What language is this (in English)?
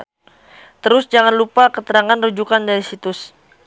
Sundanese